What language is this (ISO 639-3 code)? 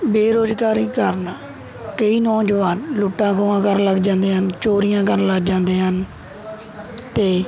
pan